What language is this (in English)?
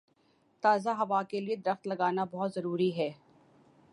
Urdu